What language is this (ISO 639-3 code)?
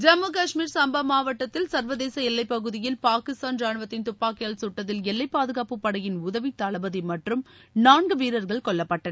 tam